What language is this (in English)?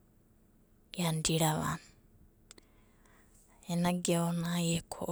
Abadi